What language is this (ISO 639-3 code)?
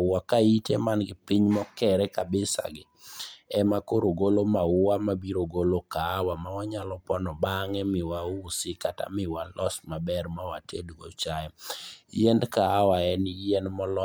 luo